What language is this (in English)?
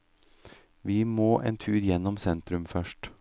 Norwegian